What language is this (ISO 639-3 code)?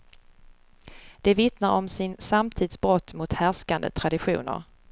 swe